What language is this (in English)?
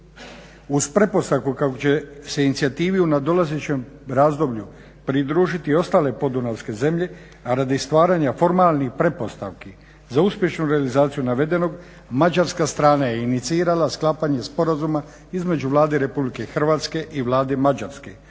Croatian